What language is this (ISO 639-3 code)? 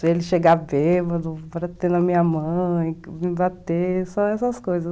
por